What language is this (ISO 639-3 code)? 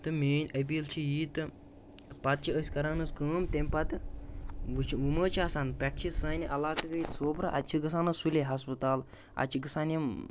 kas